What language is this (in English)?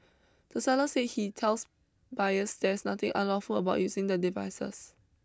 English